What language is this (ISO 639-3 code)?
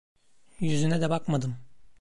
tur